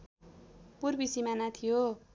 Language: Nepali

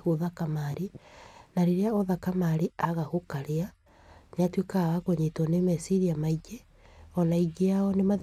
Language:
Kikuyu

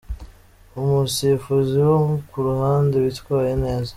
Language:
Kinyarwanda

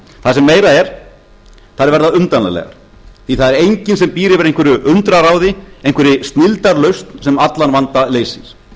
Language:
Icelandic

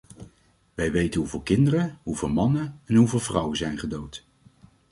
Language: Dutch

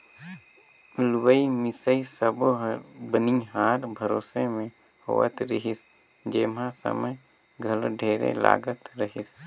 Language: Chhattisgarhi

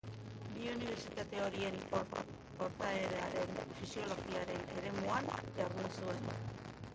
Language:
Basque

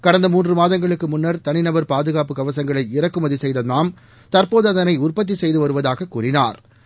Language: Tamil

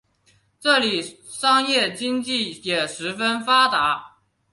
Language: Chinese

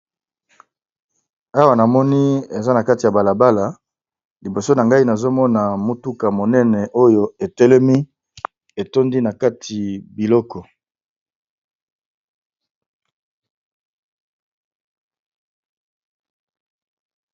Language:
Lingala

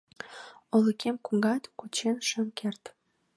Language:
Mari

